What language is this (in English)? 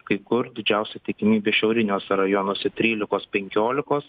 Lithuanian